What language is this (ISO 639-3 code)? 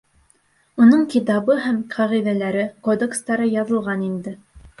bak